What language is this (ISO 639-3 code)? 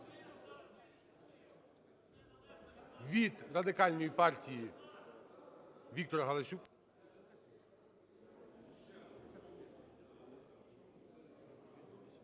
ukr